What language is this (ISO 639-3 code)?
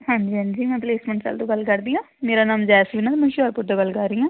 pan